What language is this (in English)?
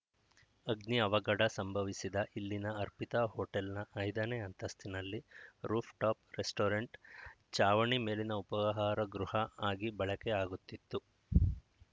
Kannada